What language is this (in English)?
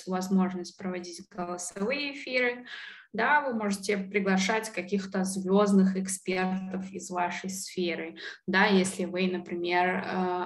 Russian